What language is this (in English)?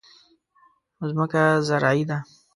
Pashto